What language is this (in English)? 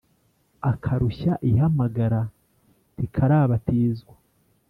Kinyarwanda